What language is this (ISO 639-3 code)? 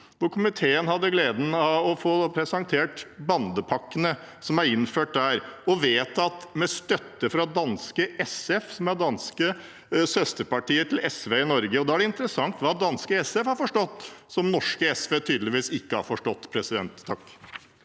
nor